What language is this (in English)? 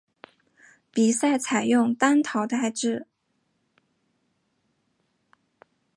Chinese